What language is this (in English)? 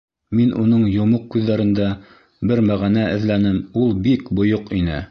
Bashkir